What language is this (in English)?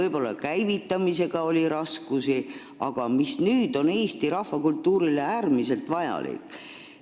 Estonian